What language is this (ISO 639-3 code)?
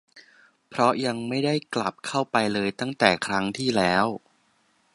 tha